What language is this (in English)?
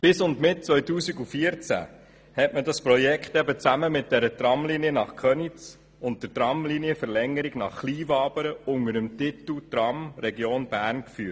Swiss German